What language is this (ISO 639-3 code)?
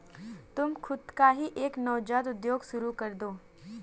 hin